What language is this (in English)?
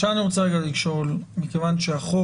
Hebrew